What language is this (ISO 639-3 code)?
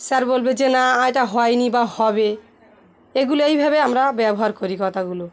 ben